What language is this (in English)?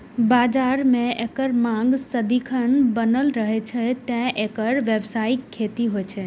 Maithili